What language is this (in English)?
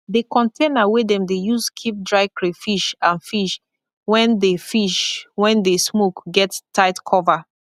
Nigerian Pidgin